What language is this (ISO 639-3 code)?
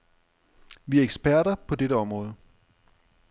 dan